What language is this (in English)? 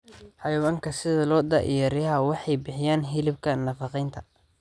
Somali